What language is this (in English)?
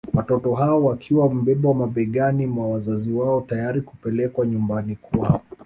Swahili